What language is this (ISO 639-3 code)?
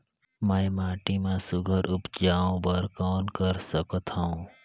hne